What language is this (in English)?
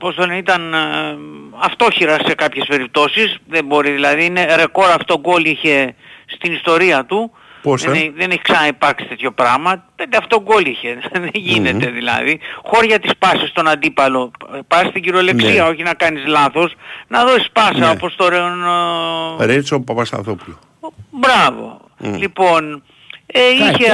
Greek